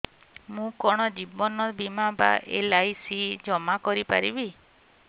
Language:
Odia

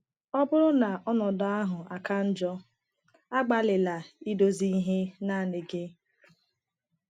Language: Igbo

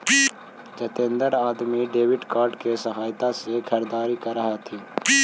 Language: Magahi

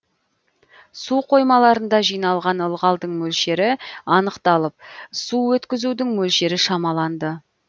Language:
Kazakh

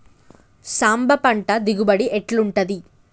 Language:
Telugu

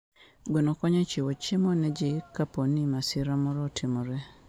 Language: Luo (Kenya and Tanzania)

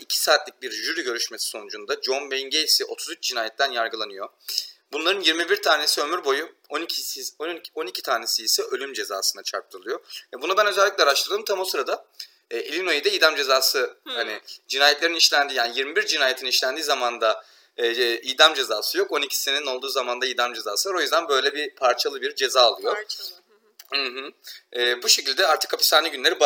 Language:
Turkish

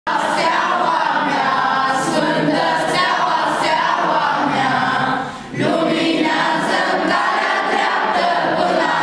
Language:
Greek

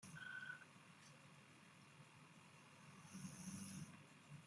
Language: Chinese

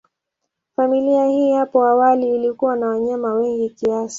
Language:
Swahili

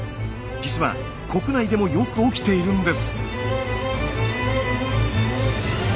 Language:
Japanese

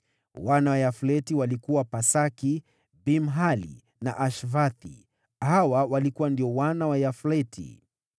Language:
Swahili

